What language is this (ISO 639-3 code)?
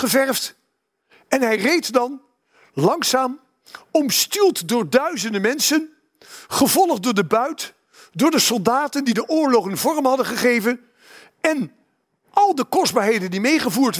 nld